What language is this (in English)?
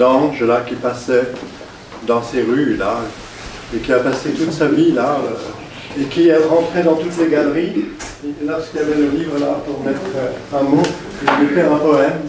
French